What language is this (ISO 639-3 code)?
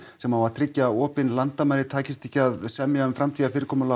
isl